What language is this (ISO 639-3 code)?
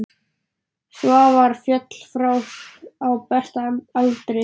isl